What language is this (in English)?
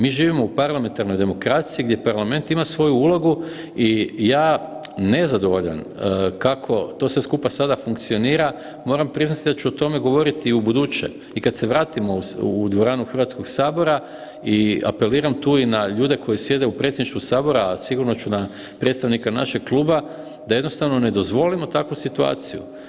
Croatian